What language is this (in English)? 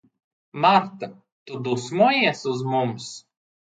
Latvian